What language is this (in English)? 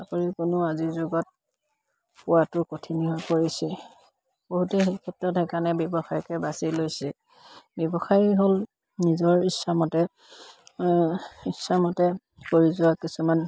Assamese